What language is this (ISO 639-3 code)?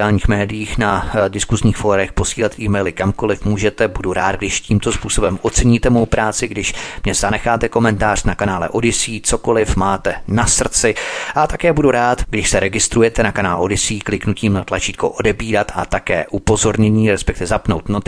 ces